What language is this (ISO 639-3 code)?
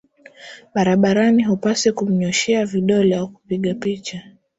swa